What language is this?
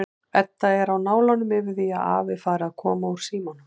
Icelandic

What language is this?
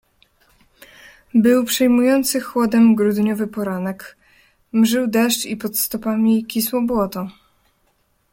Polish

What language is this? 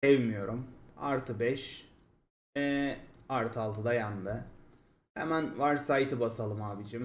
Turkish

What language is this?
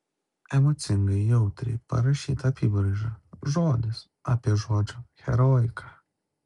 Lithuanian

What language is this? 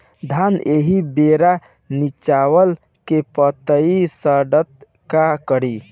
Bhojpuri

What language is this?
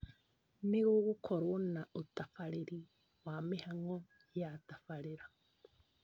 Kikuyu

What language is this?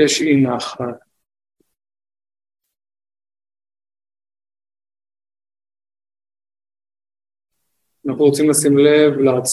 Hebrew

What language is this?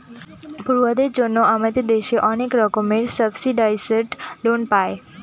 Bangla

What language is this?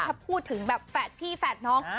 Thai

